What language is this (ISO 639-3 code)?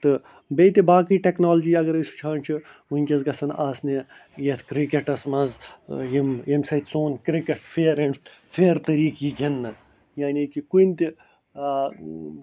kas